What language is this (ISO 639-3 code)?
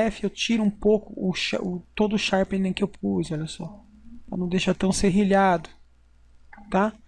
por